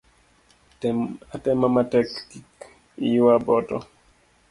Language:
Luo (Kenya and Tanzania)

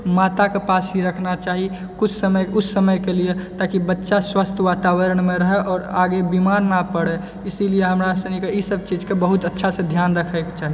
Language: Maithili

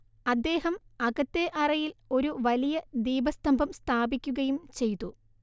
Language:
Malayalam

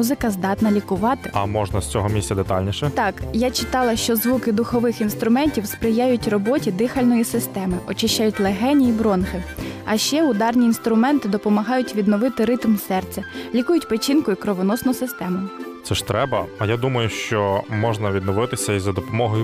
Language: Ukrainian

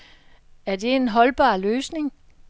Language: Danish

